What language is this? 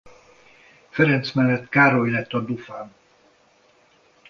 Hungarian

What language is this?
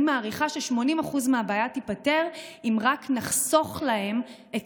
Hebrew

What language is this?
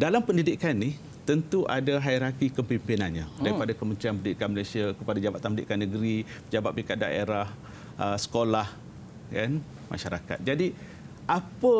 Malay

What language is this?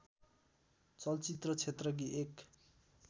Nepali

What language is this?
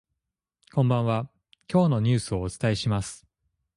Japanese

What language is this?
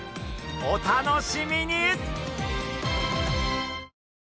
Japanese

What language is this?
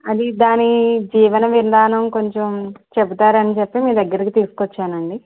Telugu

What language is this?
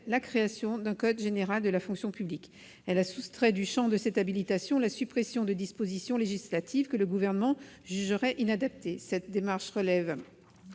French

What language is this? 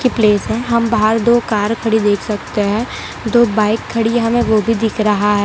Hindi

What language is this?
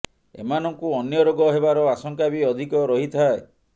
Odia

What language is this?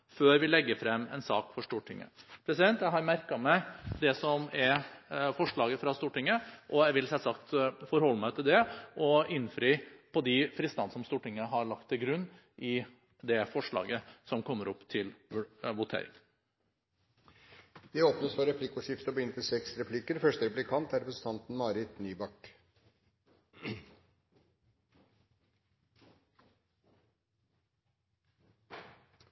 Norwegian Bokmål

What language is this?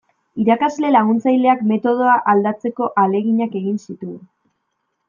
Basque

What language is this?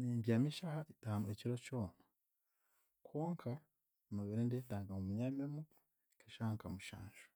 Chiga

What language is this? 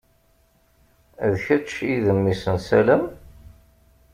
Kabyle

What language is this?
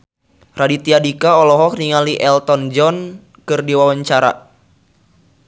Sundanese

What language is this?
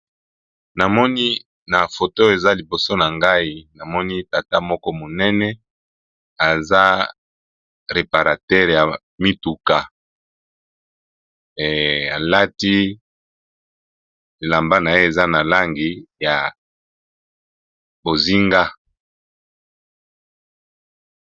Lingala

